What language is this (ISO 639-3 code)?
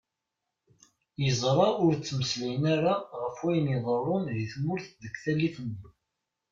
kab